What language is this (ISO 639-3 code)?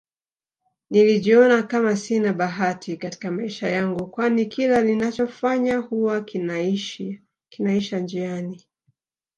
swa